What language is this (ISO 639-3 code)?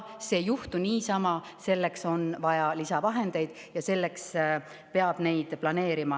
est